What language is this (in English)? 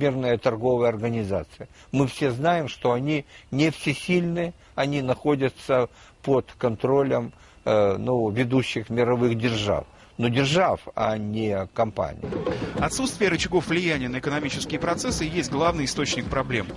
Russian